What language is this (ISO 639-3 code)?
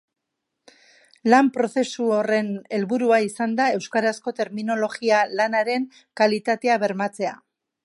eus